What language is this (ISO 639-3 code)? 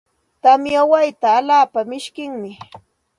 qxt